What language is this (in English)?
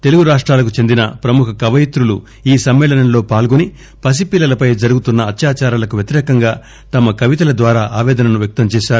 Telugu